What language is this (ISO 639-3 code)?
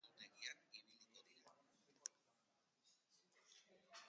eus